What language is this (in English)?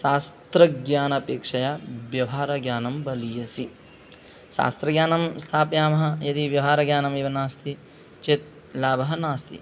Sanskrit